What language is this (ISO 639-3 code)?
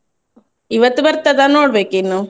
kan